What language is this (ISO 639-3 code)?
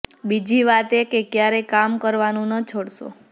guj